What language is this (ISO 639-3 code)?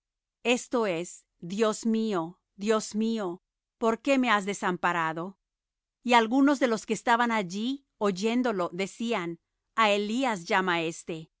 spa